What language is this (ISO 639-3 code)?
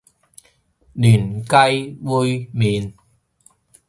yue